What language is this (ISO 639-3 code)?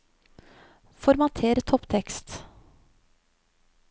nor